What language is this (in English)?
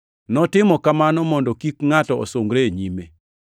Luo (Kenya and Tanzania)